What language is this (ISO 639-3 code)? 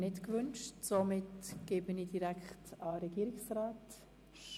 gsw